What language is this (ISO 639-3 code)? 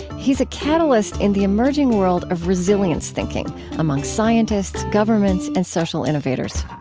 eng